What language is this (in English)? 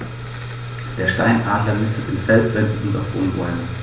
German